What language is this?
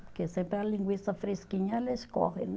Portuguese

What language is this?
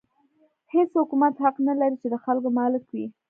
Pashto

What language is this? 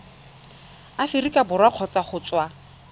Tswana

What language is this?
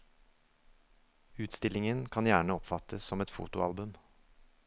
Norwegian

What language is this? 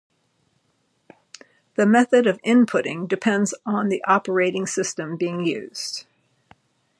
English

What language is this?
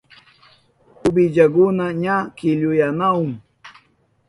Southern Pastaza Quechua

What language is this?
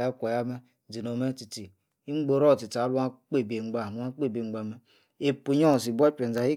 Yace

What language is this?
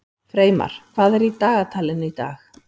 Icelandic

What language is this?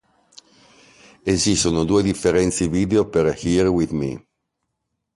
Italian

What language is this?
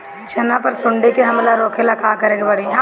Bhojpuri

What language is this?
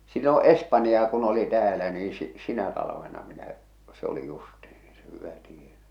Finnish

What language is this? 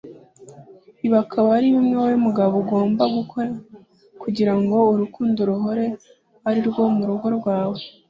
Kinyarwanda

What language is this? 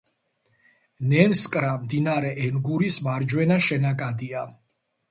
Georgian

